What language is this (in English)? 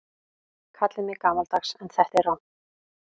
Icelandic